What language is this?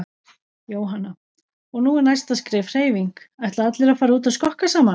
Icelandic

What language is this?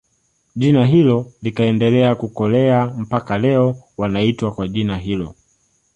Swahili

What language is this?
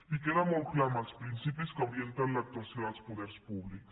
Catalan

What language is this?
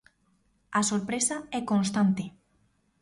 Galician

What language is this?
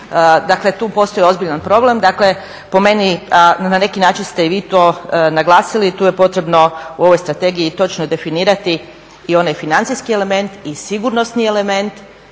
Croatian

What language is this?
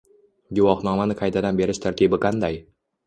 Uzbek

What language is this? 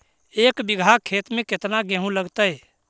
Magahi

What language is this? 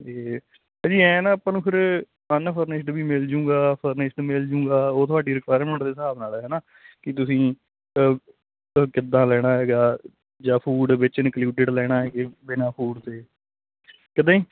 Punjabi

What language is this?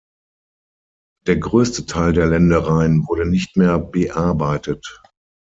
German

